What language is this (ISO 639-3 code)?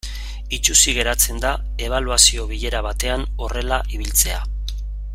eus